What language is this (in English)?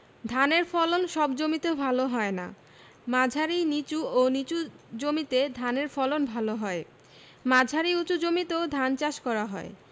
Bangla